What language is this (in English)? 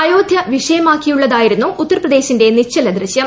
Malayalam